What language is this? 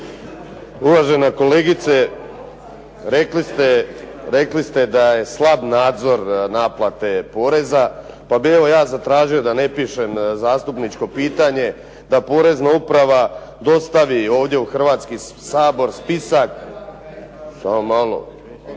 Croatian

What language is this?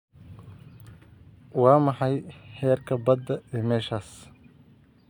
Somali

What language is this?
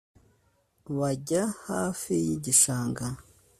Kinyarwanda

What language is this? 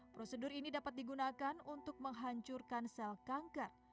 Indonesian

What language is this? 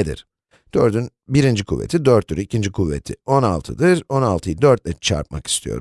Turkish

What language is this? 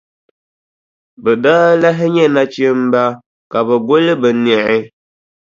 Dagbani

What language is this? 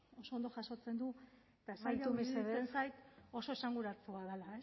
Basque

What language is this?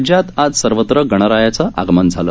Marathi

